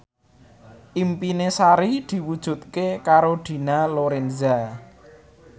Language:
Javanese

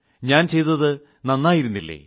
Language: Malayalam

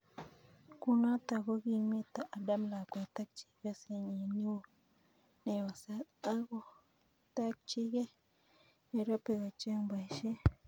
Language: Kalenjin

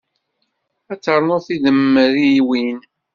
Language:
Kabyle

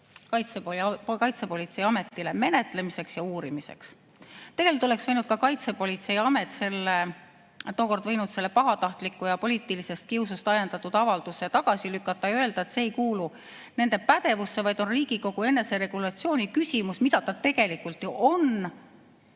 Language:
Estonian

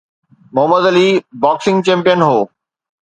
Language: Sindhi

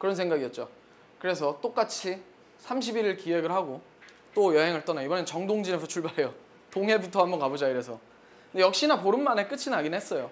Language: Korean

